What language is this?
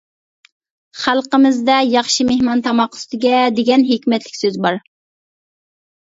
Uyghur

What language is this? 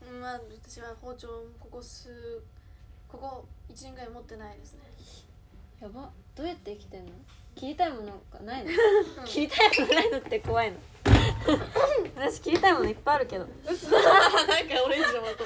Japanese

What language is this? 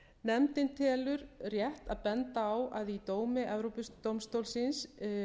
Icelandic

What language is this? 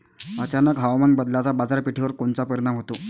Marathi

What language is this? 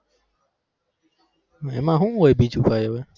Gujarati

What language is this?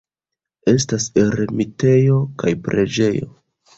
Esperanto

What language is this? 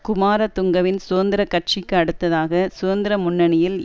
Tamil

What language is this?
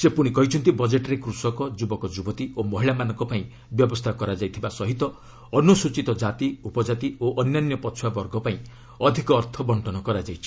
Odia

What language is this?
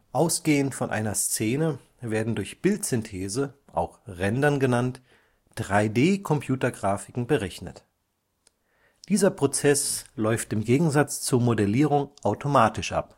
German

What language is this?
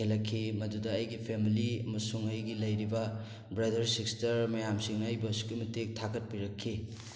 Manipuri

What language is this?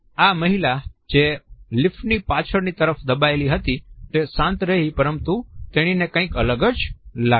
Gujarati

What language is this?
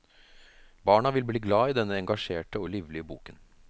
Norwegian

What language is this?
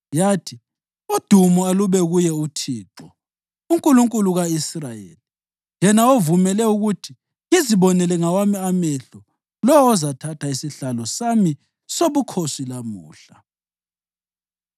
North Ndebele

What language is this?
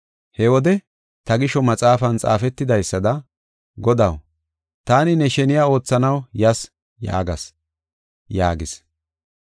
Gofa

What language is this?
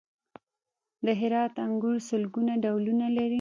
Pashto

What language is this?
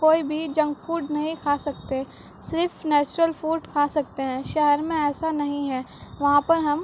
Urdu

